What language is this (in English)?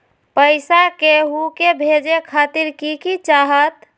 Magahi